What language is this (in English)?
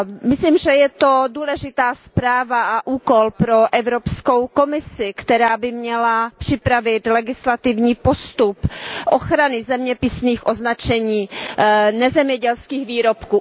Czech